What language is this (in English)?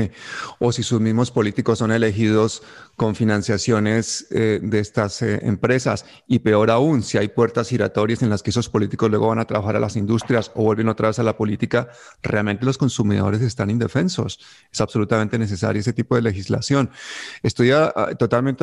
Spanish